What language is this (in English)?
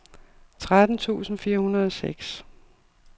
Danish